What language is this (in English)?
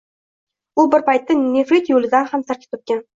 Uzbek